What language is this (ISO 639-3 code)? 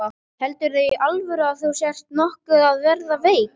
isl